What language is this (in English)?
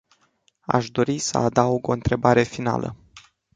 Romanian